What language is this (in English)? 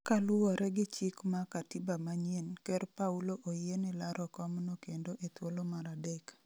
Luo (Kenya and Tanzania)